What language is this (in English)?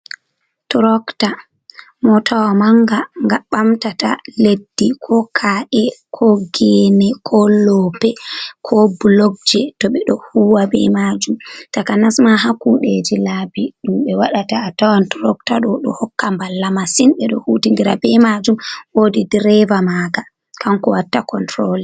Fula